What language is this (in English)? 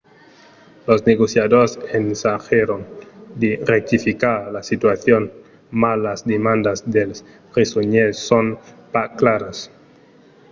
Occitan